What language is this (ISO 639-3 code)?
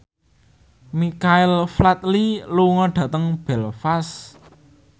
jav